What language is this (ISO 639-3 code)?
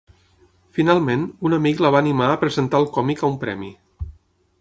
cat